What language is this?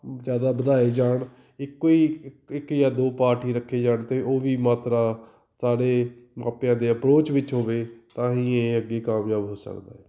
Punjabi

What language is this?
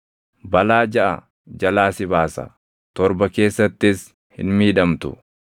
Oromo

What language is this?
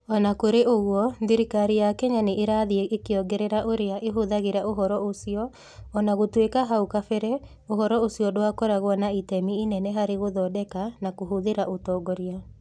Kikuyu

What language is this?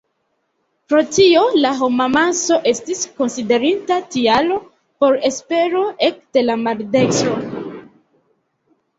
Esperanto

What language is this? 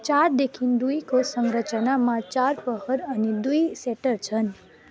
Nepali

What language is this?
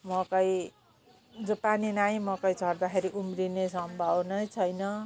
Nepali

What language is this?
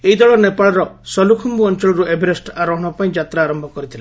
Odia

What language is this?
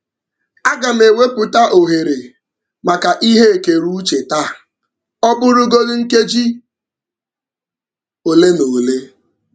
Igbo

